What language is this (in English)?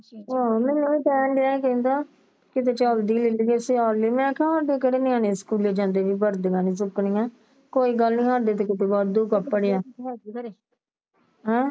Punjabi